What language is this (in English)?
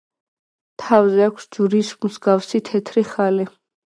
Georgian